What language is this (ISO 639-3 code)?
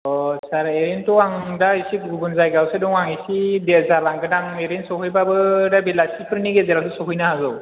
brx